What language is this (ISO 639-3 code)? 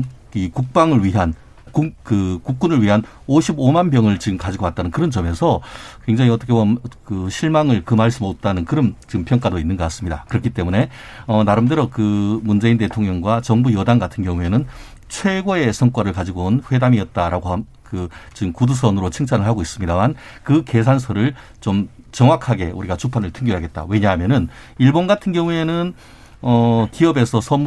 kor